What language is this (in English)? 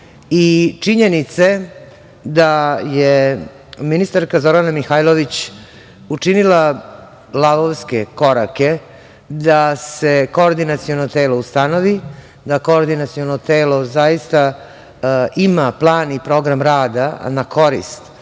Serbian